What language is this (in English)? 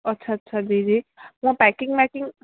Sindhi